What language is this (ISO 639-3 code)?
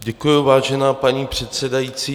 ces